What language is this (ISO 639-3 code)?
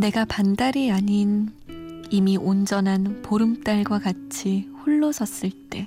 kor